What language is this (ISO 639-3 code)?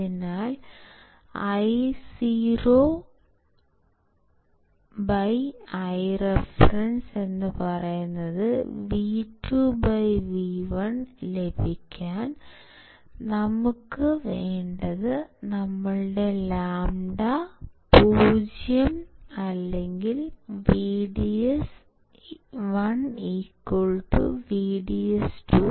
mal